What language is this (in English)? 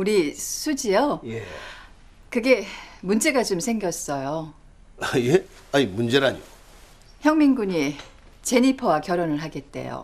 Korean